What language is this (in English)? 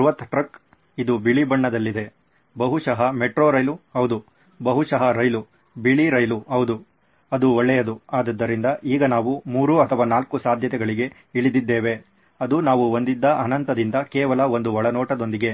Kannada